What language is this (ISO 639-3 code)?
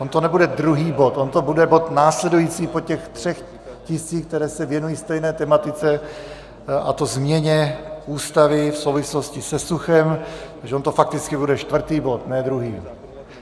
ces